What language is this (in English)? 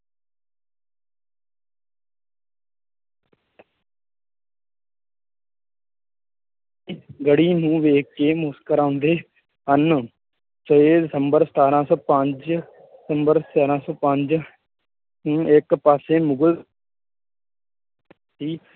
Punjabi